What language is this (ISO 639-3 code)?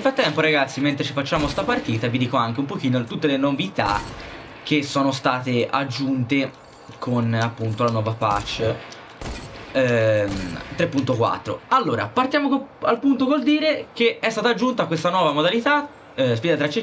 ita